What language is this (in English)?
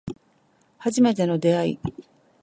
Japanese